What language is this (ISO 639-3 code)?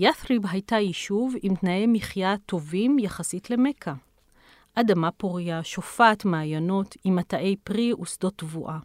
heb